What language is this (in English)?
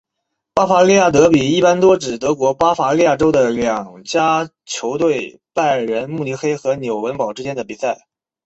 Chinese